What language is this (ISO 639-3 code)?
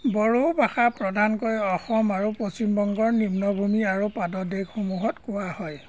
asm